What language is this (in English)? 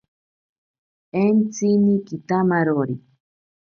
Ashéninka Perené